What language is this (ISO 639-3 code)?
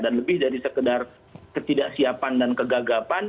ind